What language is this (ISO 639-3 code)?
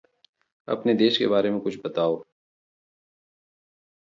hin